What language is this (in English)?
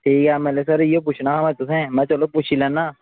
Dogri